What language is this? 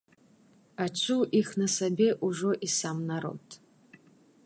Belarusian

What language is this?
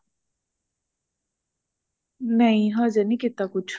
Punjabi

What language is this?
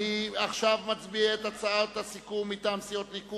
Hebrew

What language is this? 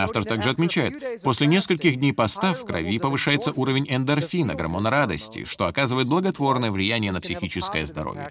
Russian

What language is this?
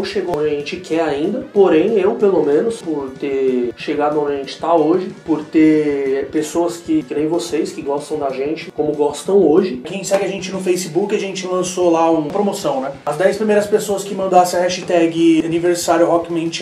Portuguese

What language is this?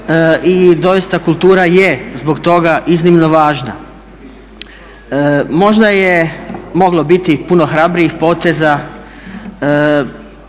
Croatian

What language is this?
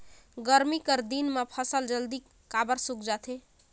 Chhattisgarhi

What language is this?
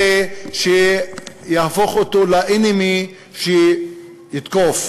Hebrew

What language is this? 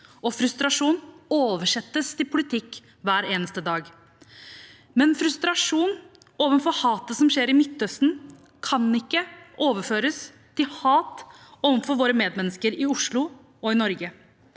Norwegian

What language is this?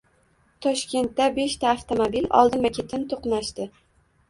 Uzbek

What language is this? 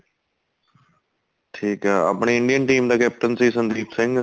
Punjabi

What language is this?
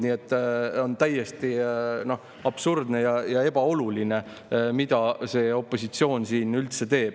Estonian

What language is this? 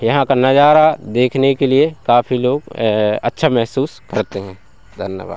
Hindi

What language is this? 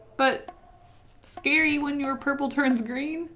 English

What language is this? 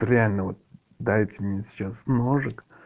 Russian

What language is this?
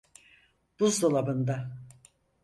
Turkish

